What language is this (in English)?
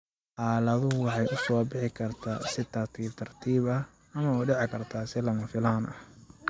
Somali